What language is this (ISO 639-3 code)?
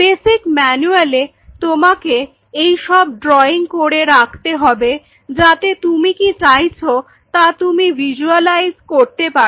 ben